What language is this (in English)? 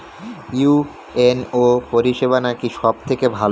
Bangla